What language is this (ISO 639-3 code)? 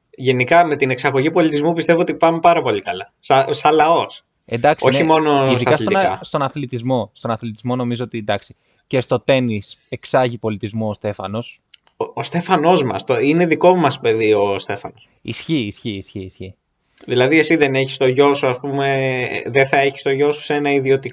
ell